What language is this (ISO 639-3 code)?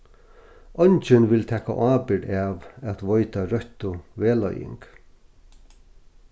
fao